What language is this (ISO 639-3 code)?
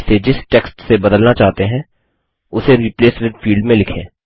hin